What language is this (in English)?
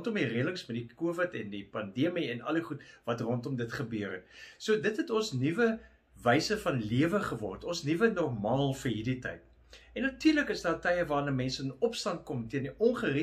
Dutch